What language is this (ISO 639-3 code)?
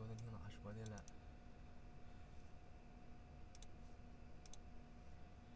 zho